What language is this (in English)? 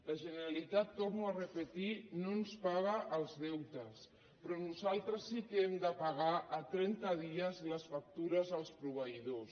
Catalan